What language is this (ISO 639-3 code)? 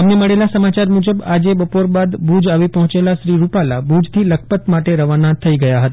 guj